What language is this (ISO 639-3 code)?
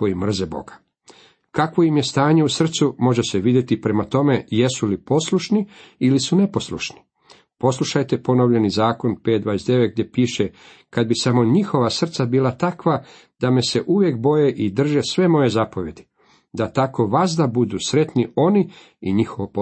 hrv